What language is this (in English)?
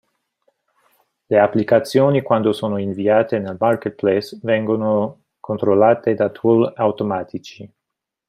Italian